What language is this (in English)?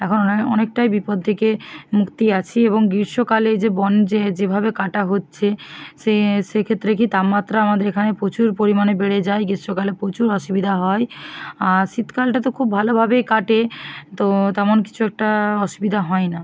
Bangla